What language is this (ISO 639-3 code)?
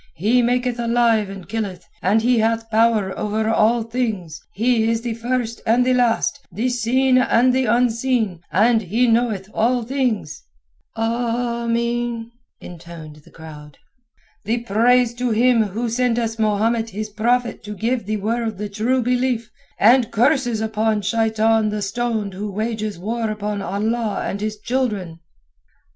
eng